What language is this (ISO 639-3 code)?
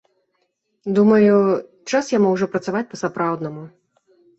bel